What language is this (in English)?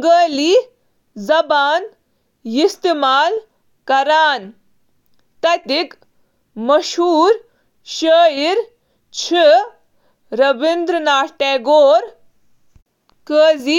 Kashmiri